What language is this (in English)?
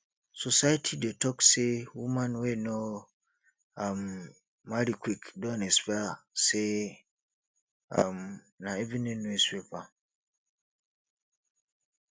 Nigerian Pidgin